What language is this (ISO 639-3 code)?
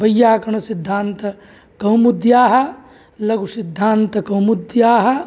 san